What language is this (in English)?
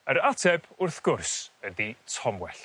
Welsh